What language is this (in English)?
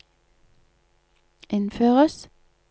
Norwegian